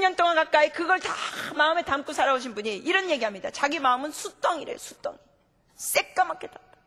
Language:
Korean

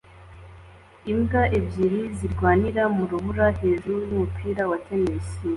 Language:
Kinyarwanda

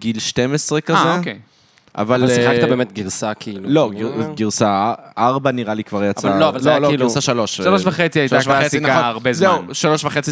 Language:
Hebrew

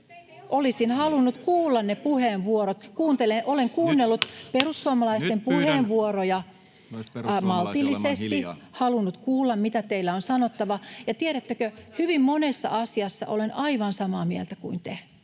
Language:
Finnish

